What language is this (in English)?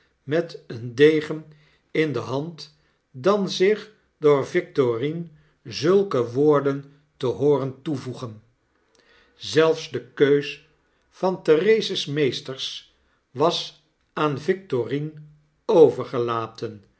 Dutch